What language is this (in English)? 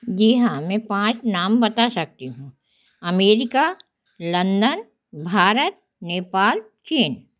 Hindi